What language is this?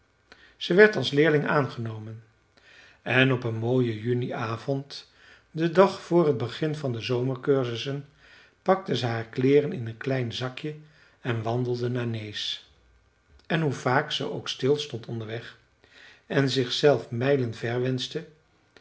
Dutch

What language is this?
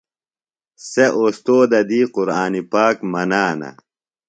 Phalura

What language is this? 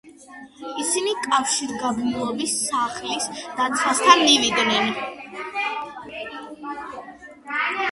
Georgian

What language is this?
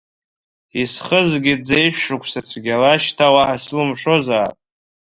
Abkhazian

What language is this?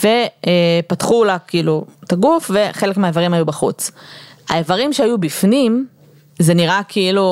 Hebrew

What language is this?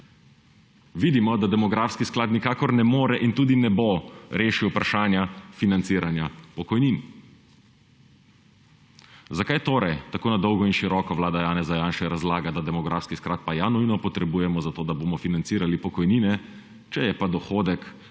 Slovenian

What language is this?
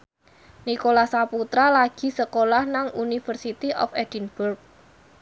Javanese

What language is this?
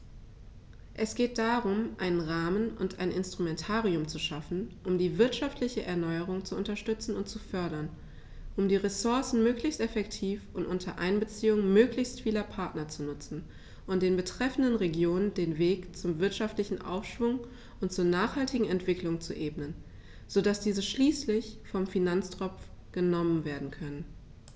German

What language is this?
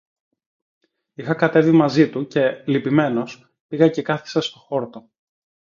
Greek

